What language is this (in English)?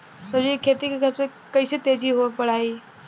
Bhojpuri